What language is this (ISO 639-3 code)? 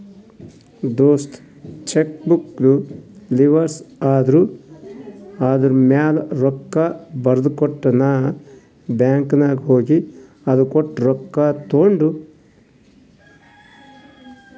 kan